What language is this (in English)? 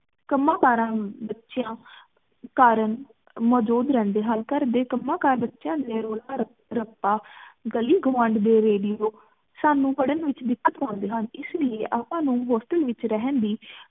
Punjabi